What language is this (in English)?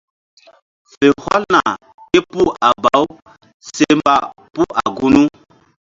Mbum